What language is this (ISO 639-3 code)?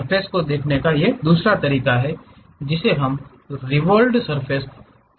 hin